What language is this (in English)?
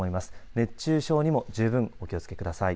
Japanese